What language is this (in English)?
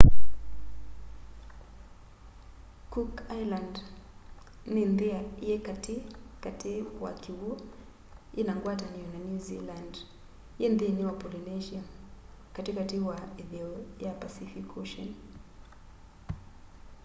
Kamba